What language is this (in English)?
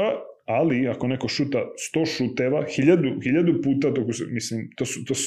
Croatian